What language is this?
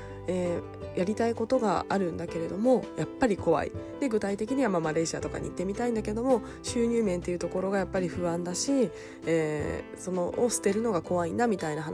Japanese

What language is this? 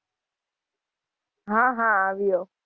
Gujarati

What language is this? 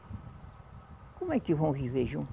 Portuguese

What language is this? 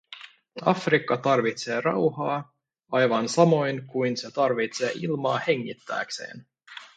Finnish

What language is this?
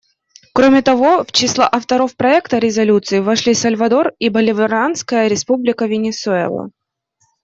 Russian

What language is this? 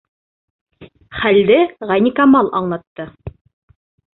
Bashkir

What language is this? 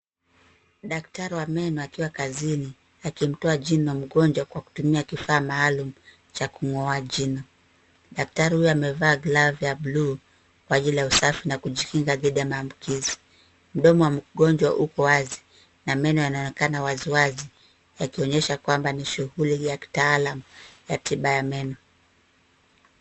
Swahili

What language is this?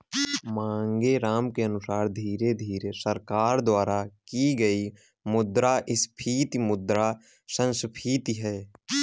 Hindi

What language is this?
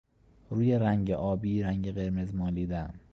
Persian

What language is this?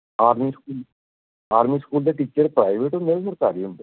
Punjabi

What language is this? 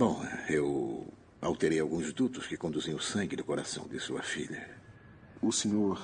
Portuguese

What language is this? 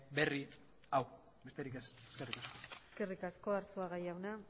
Basque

